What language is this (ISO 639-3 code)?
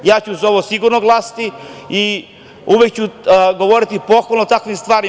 srp